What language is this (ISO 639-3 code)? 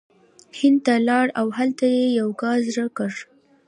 pus